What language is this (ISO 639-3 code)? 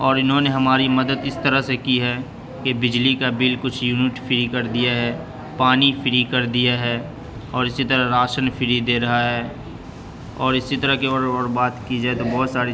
urd